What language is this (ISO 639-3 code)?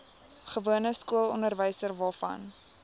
afr